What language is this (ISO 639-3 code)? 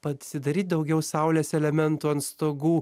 lit